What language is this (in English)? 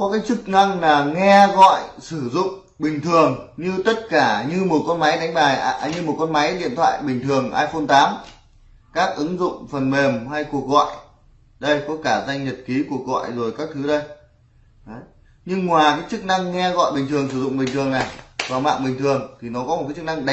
Vietnamese